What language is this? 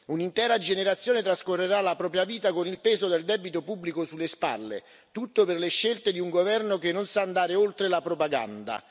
Italian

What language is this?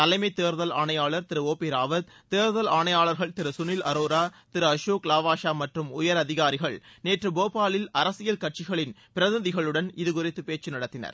Tamil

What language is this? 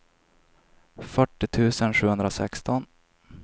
Swedish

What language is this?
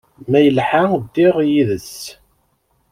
Kabyle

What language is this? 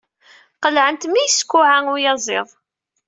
Kabyle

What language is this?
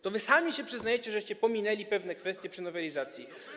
Polish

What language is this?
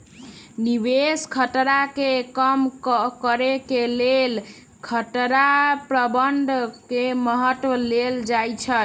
Magahi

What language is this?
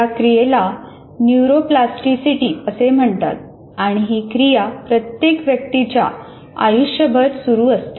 Marathi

